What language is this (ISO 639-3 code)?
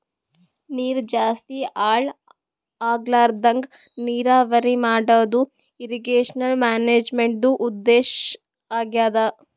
kan